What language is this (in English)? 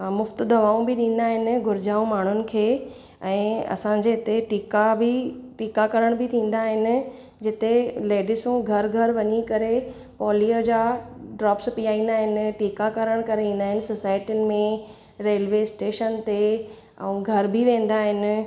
Sindhi